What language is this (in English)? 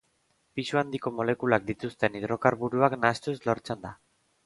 Basque